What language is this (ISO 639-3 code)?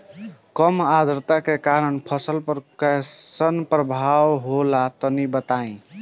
bho